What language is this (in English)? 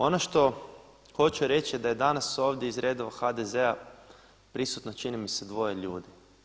Croatian